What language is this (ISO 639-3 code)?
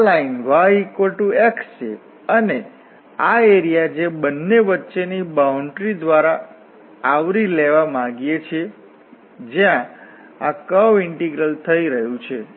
guj